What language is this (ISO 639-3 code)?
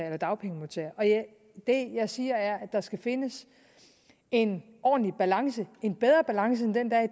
dan